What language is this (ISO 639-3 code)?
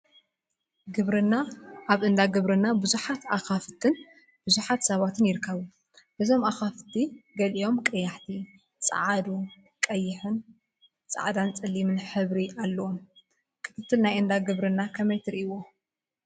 tir